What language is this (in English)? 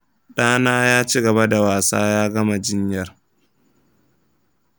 Hausa